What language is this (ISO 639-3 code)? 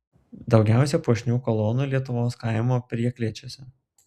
lit